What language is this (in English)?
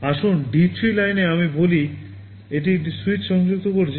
Bangla